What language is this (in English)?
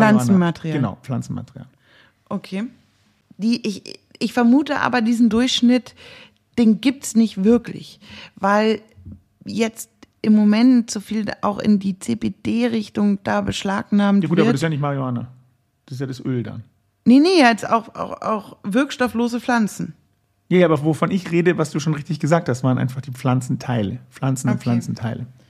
German